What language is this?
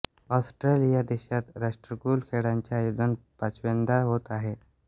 Marathi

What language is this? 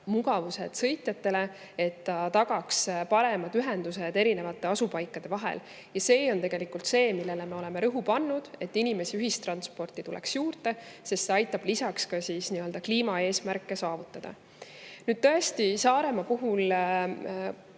Estonian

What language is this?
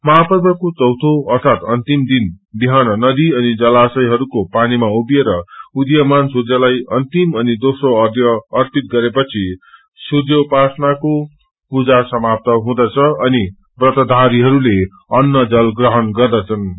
Nepali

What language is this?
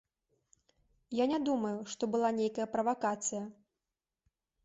Belarusian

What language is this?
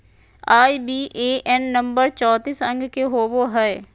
Magahi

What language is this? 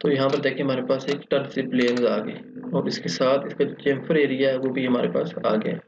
Hindi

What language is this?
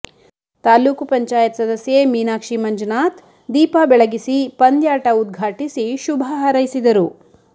Kannada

